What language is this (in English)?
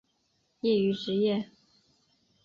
Chinese